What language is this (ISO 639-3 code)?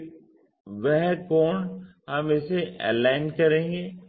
hin